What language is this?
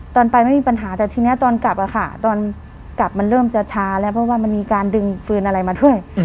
Thai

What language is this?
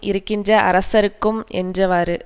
Tamil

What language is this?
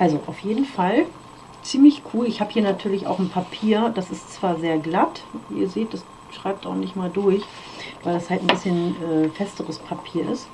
German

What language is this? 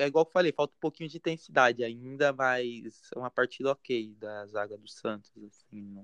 Portuguese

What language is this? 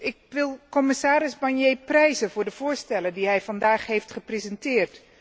Dutch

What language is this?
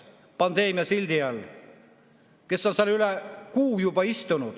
Estonian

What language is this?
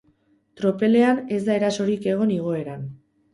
Basque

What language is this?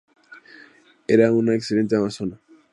Spanish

